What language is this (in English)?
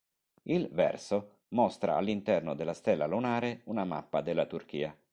Italian